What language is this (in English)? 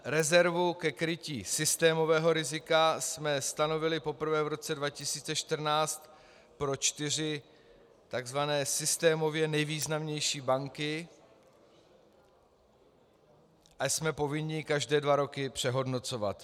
Czech